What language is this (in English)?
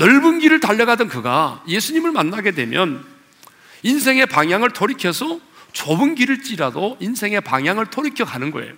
Korean